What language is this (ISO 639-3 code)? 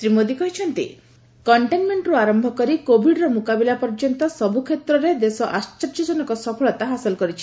ori